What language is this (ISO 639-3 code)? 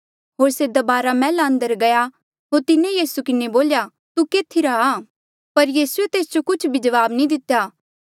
mjl